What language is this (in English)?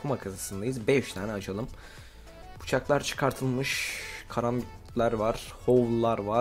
Turkish